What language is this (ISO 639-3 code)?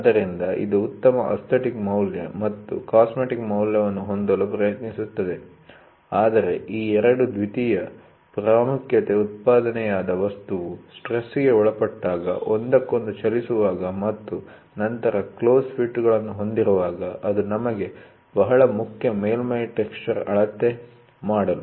kan